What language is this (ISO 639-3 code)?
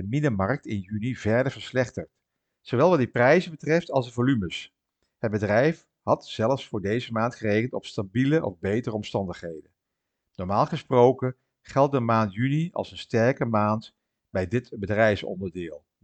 nld